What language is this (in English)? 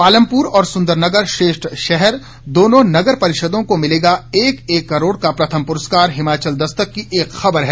Hindi